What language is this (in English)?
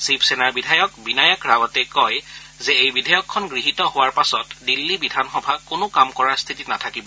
Assamese